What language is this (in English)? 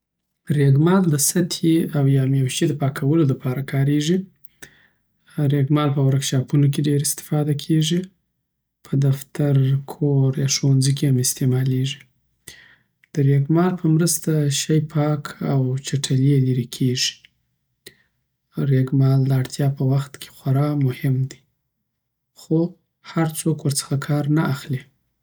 Southern Pashto